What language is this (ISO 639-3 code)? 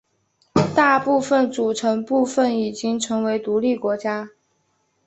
zho